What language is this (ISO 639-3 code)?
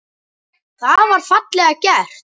isl